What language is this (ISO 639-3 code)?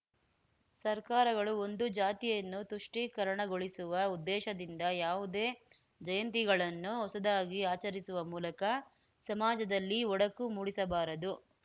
kan